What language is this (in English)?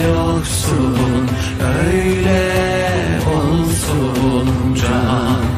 Turkish